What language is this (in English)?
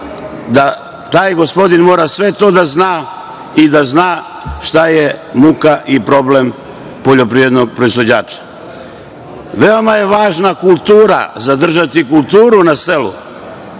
Serbian